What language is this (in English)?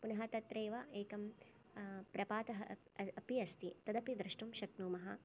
Sanskrit